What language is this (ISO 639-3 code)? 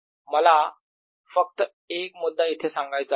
mar